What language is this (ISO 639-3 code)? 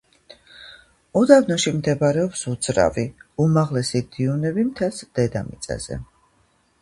kat